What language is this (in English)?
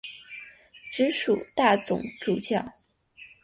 Chinese